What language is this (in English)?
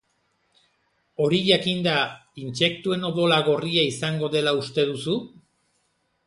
Basque